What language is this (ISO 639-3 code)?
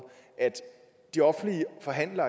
dan